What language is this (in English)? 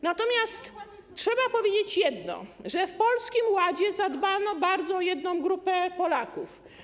Polish